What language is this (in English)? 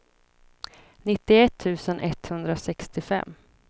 Swedish